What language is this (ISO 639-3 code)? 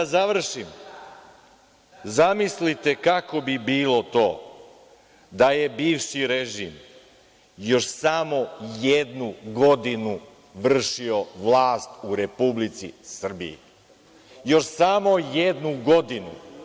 srp